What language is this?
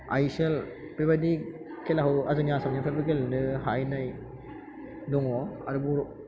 Bodo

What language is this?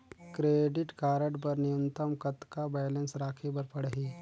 Chhattisgarhi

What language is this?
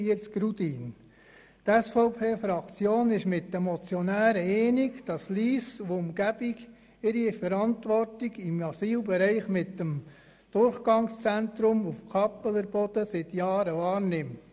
Swiss German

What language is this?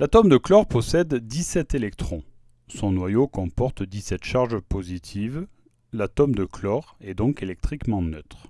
French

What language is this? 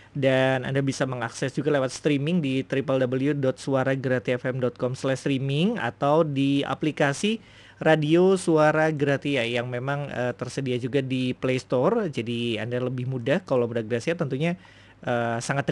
Indonesian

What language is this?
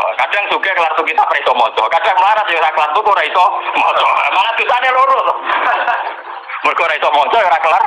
Indonesian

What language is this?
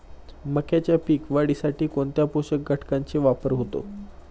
Marathi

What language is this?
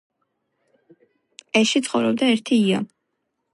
Georgian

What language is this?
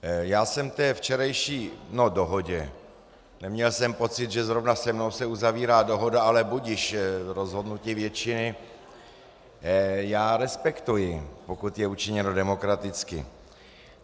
Czech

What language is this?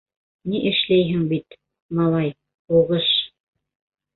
Bashkir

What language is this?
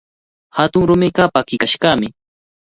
Cajatambo North Lima Quechua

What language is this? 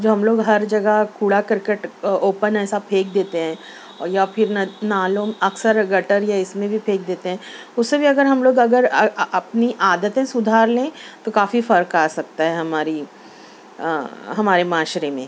Urdu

